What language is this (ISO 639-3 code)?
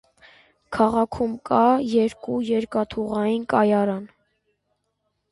hye